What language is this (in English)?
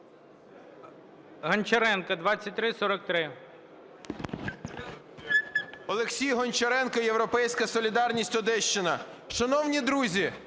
Ukrainian